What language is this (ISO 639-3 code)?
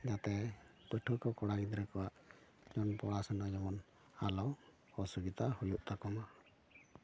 sat